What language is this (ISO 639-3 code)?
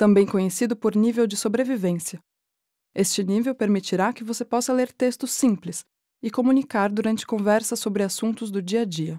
por